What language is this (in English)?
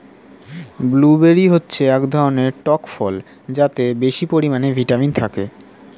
Bangla